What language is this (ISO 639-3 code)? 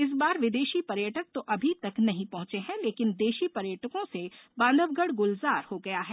hin